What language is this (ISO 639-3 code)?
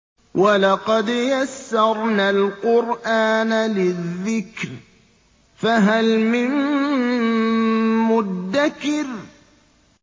ara